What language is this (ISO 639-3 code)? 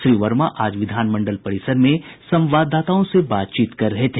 hin